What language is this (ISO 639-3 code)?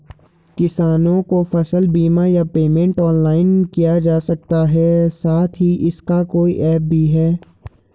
hin